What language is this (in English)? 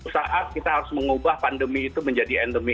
Indonesian